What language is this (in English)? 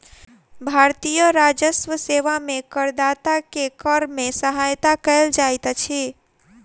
Maithili